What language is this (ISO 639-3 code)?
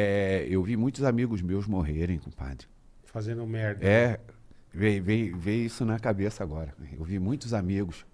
por